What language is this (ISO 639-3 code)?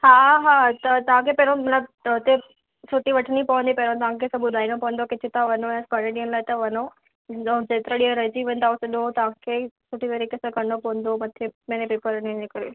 snd